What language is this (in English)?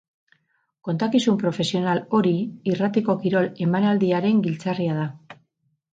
Basque